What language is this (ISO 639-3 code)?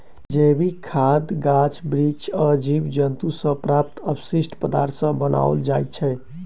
mai